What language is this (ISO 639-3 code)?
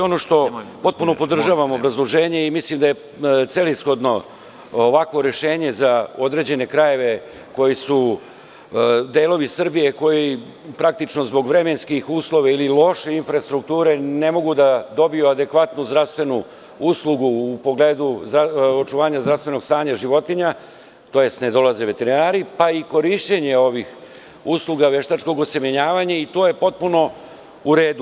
srp